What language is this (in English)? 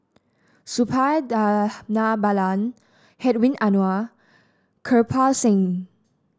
English